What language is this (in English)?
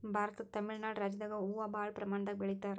Kannada